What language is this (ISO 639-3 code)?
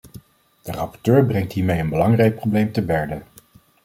nld